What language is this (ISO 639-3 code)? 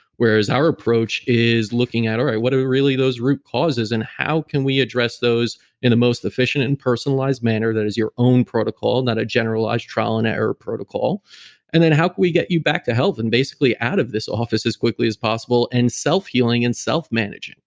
eng